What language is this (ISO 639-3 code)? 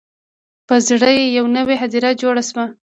pus